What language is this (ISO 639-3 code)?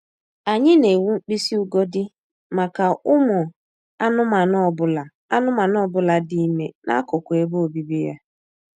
ibo